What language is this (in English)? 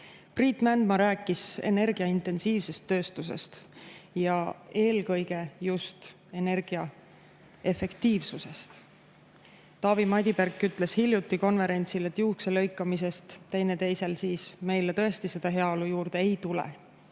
Estonian